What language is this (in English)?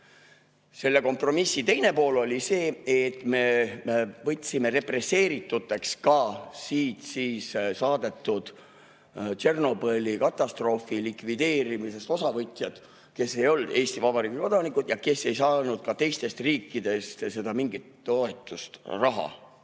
Estonian